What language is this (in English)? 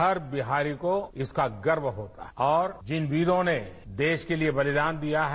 Hindi